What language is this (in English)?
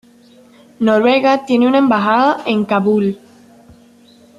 Spanish